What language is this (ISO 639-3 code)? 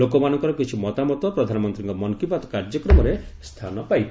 ori